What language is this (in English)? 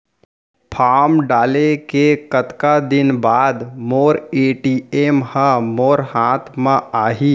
Chhattisgarhi